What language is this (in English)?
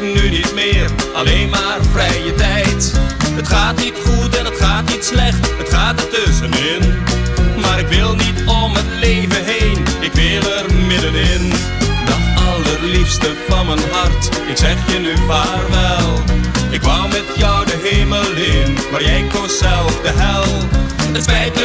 Dutch